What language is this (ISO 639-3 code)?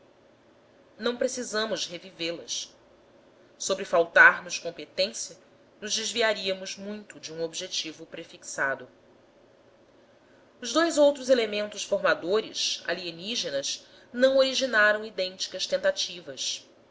por